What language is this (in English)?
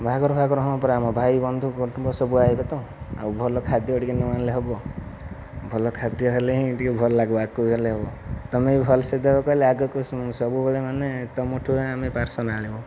Odia